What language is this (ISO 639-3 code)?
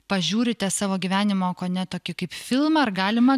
lit